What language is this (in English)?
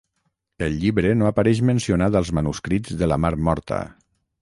Catalan